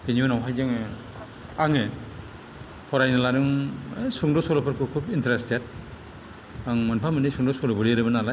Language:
Bodo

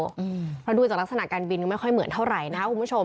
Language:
Thai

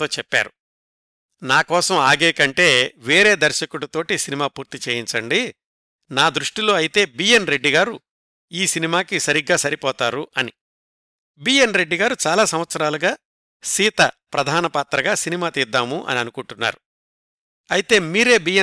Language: Telugu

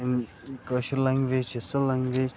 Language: Kashmiri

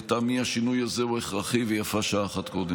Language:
Hebrew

